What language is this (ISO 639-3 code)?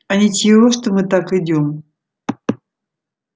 rus